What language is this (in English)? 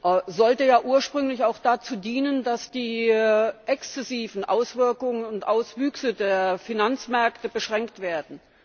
German